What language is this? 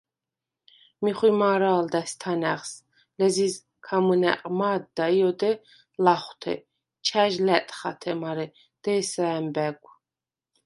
Svan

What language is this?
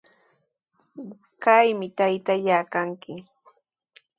Sihuas Ancash Quechua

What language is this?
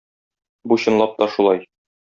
Tatar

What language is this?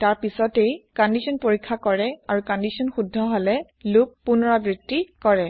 Assamese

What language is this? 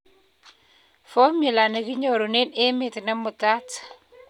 Kalenjin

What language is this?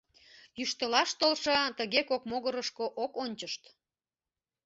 Mari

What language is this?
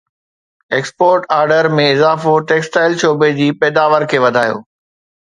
Sindhi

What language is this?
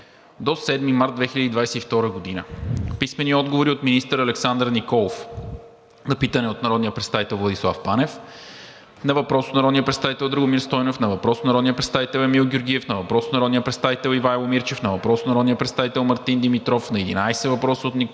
Bulgarian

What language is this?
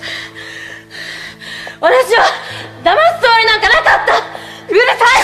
Japanese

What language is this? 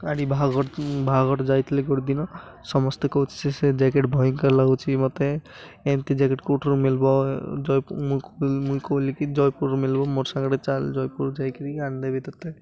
Odia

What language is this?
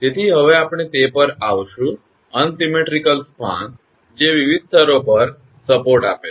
Gujarati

